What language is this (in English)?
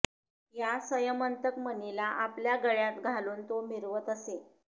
Marathi